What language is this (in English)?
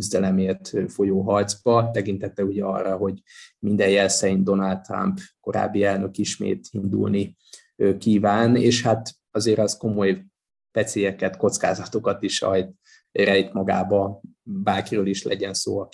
Hungarian